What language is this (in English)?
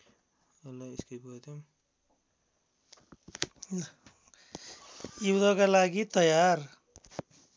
Nepali